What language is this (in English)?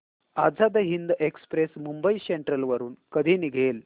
Marathi